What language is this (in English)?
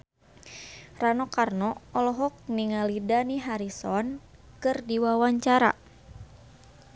Sundanese